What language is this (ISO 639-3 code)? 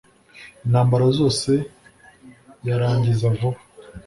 kin